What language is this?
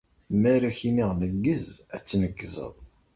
Kabyle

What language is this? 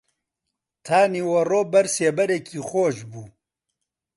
Central Kurdish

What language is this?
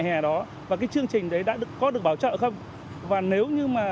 Vietnamese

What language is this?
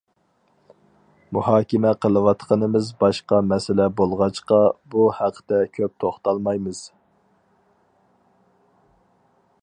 Uyghur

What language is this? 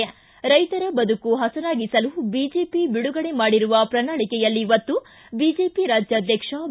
Kannada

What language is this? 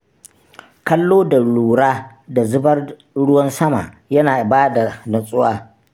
Hausa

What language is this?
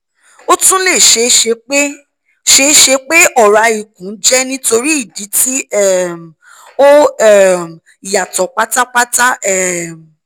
Yoruba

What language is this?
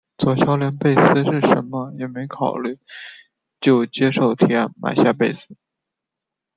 Chinese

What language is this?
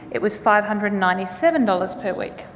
English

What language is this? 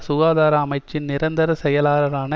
Tamil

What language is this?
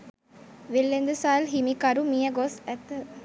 Sinhala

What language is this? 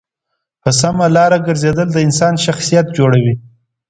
Pashto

